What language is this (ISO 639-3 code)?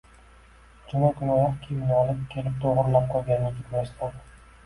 uzb